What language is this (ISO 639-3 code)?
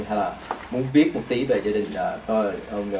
vie